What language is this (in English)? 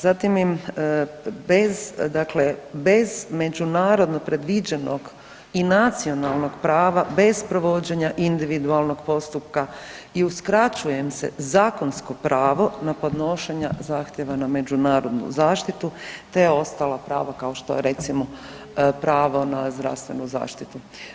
Croatian